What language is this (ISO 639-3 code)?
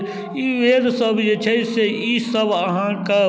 mai